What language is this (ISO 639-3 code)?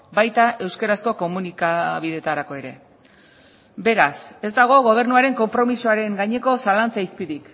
eus